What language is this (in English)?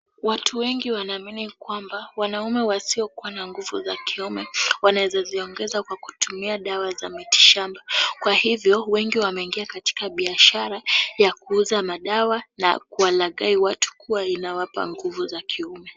Swahili